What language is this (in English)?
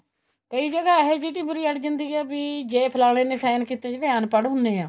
Punjabi